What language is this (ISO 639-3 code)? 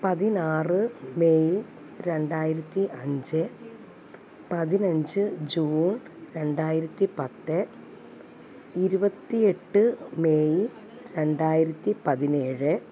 mal